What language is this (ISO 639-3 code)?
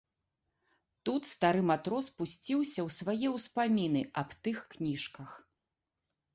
bel